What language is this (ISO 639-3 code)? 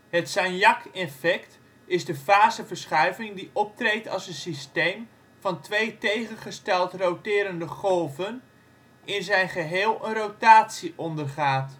nld